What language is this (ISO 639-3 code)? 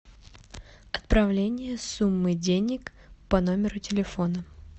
rus